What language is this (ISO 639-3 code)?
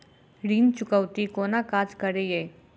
mai